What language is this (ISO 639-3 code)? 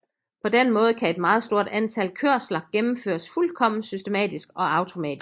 dan